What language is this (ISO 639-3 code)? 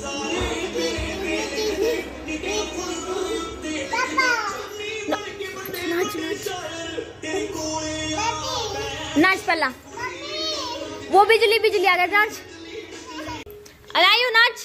ron